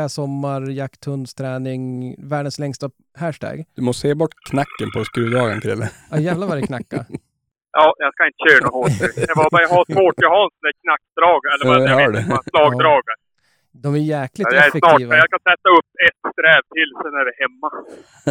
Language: Swedish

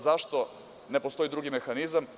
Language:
Serbian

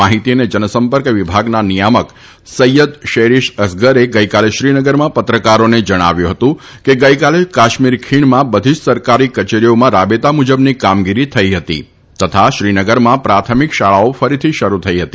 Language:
Gujarati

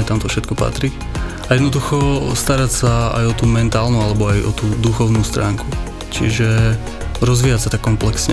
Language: Slovak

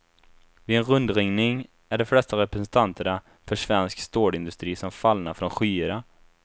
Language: Swedish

